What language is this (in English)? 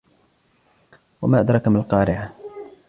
Arabic